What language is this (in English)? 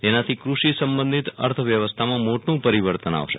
Gujarati